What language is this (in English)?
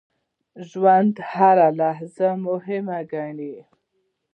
Pashto